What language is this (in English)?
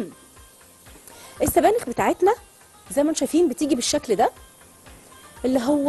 Arabic